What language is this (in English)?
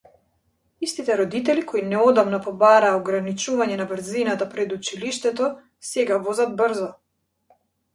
Macedonian